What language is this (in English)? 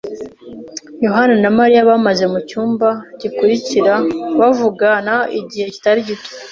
Kinyarwanda